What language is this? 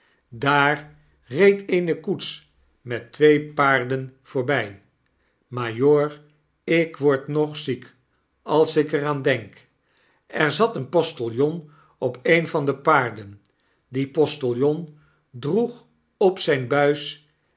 Dutch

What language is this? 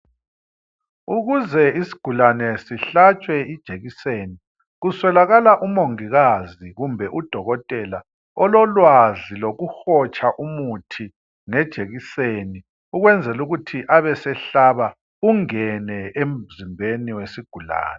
North Ndebele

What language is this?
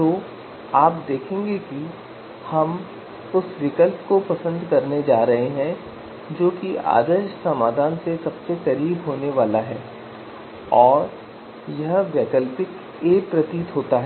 Hindi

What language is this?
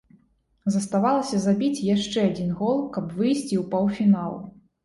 Belarusian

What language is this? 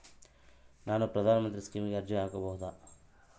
Kannada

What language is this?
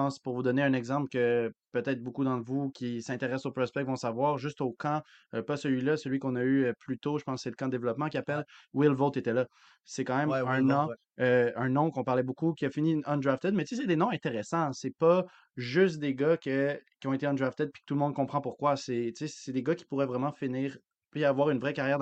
French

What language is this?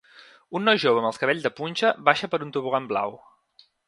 Catalan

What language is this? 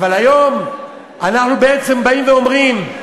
Hebrew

